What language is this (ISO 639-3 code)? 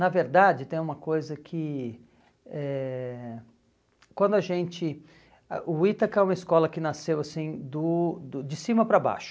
por